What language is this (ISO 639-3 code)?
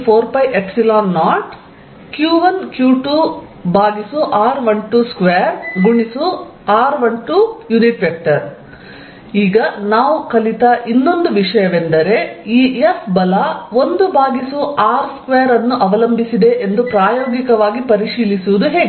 kan